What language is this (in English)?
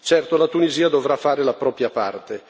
Italian